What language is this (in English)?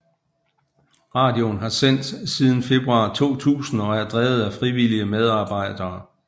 Danish